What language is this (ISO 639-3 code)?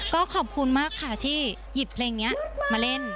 tha